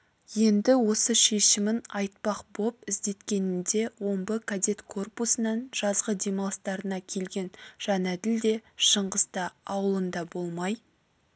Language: Kazakh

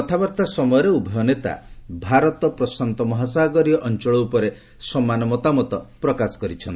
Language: Odia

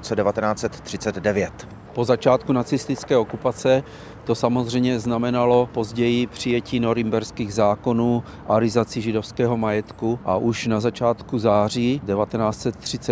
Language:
Czech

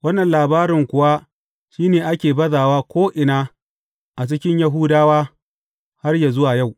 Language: Hausa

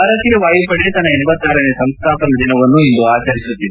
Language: Kannada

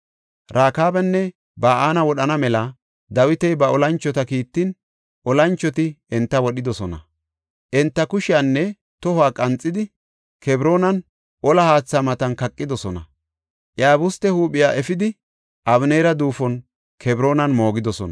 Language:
Gofa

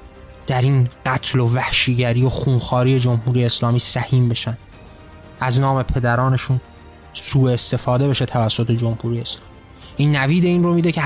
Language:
Persian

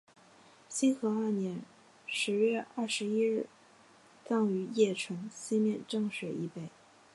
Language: Chinese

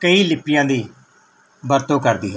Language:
Punjabi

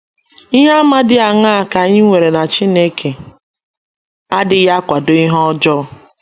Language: Igbo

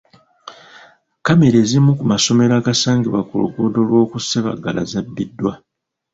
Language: Ganda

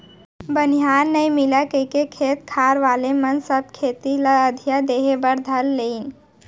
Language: Chhattisgarhi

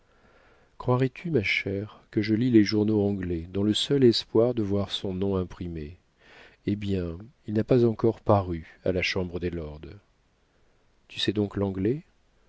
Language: French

